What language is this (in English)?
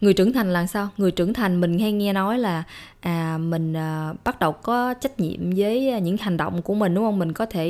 Vietnamese